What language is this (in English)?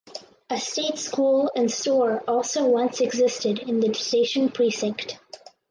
English